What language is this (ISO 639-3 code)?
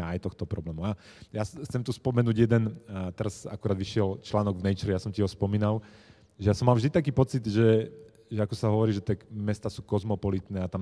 slk